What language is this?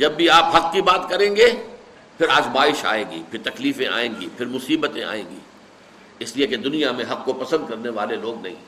Urdu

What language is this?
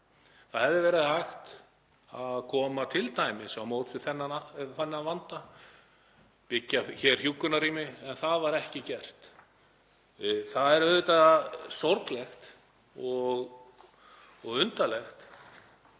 Icelandic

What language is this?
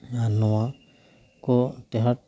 Santali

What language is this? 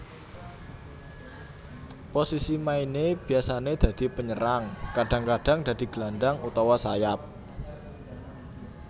Javanese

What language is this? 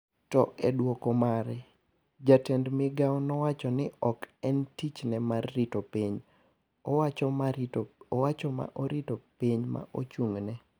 Luo (Kenya and Tanzania)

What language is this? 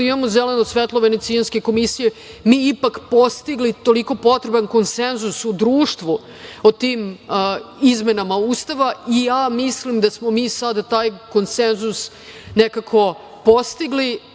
Serbian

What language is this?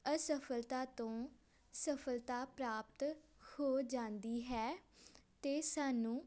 Punjabi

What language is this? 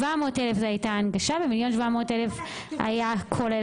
Hebrew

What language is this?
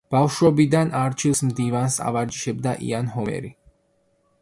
Georgian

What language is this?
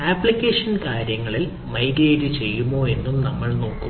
Malayalam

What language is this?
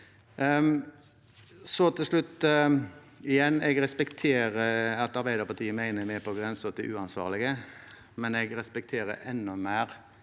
Norwegian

